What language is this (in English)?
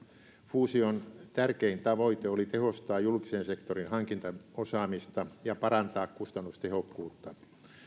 Finnish